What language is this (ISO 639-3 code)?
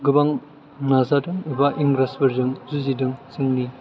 brx